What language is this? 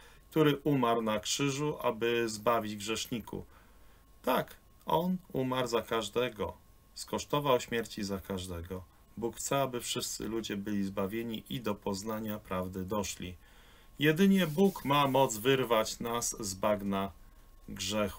Polish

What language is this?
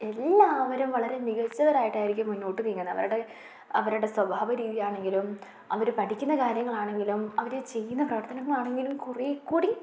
Malayalam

